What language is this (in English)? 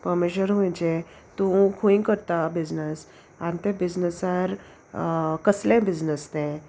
Konkani